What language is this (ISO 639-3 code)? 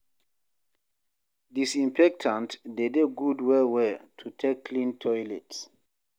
pcm